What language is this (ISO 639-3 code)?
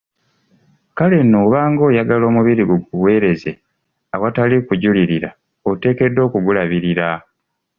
lug